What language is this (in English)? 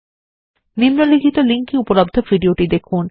Bangla